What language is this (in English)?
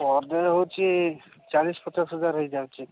Odia